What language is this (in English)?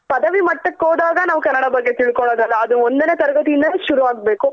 Kannada